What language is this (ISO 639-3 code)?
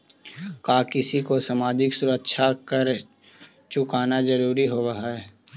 mag